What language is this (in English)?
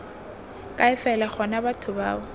Tswana